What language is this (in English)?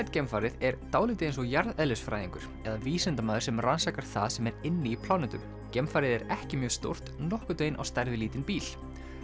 Icelandic